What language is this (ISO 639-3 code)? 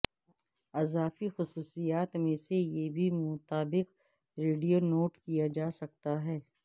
urd